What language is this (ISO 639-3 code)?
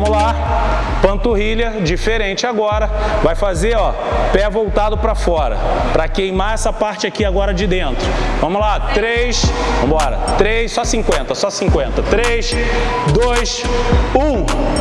por